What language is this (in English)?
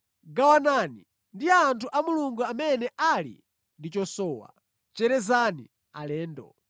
Nyanja